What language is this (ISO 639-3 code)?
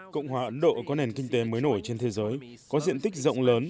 vie